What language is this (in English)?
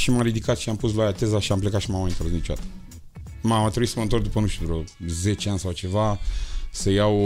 Romanian